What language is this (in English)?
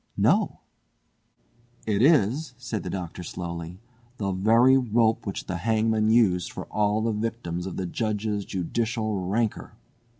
English